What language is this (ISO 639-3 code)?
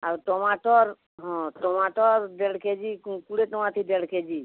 ori